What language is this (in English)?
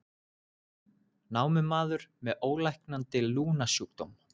Icelandic